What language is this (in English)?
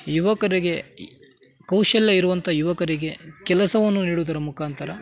Kannada